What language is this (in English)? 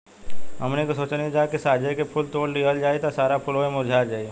Bhojpuri